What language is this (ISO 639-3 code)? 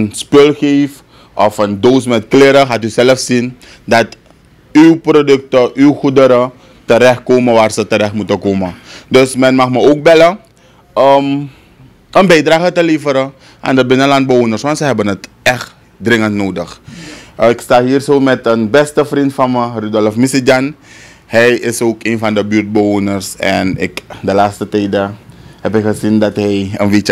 nld